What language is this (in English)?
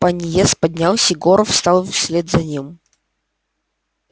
Russian